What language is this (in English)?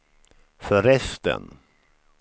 Swedish